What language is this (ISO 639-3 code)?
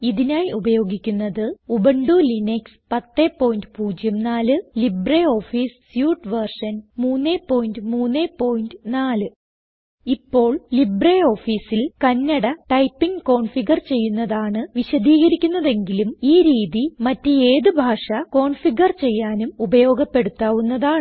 mal